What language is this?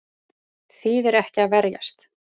Icelandic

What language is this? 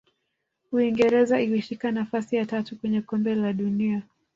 Swahili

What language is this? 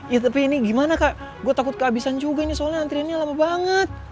Indonesian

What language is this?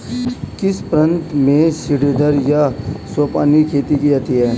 Hindi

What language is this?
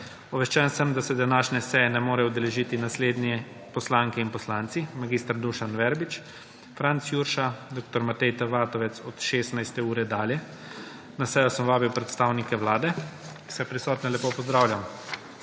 Slovenian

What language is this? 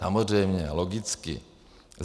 Czech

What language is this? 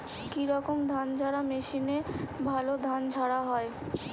Bangla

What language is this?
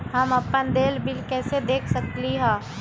Magahi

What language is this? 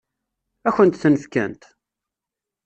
Kabyle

